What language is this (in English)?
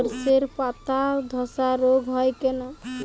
Bangla